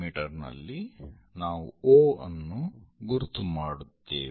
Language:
Kannada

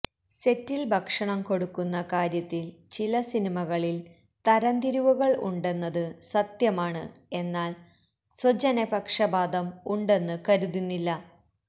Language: Malayalam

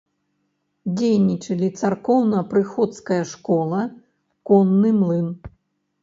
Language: Belarusian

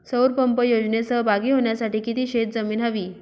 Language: Marathi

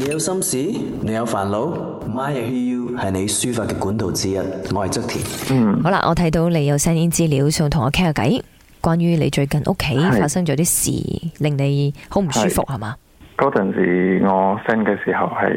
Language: Chinese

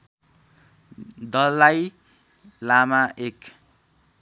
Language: Nepali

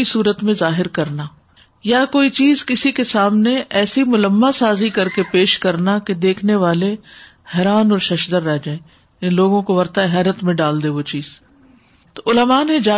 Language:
Urdu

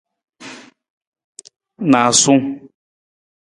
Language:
Nawdm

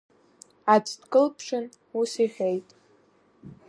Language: Abkhazian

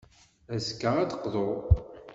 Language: Kabyle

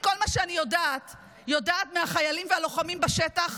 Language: Hebrew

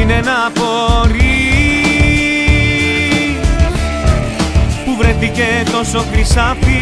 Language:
Greek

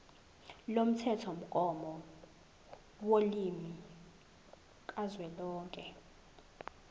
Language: Zulu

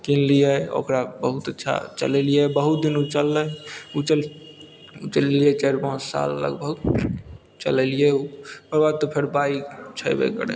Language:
Maithili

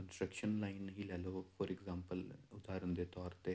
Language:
Punjabi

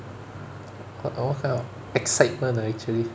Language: English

